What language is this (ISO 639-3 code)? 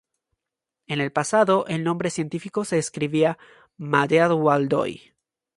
spa